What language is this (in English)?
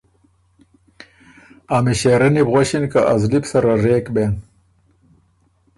Ormuri